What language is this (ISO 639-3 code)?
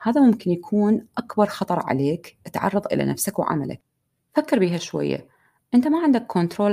ara